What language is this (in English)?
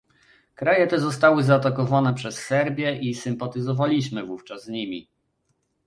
Polish